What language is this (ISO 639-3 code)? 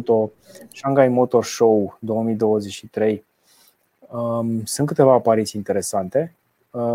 ron